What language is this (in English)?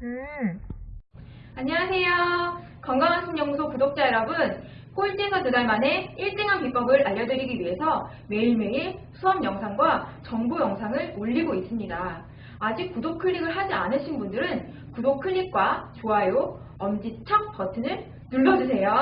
Korean